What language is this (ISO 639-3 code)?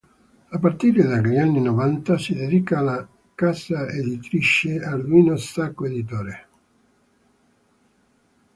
ita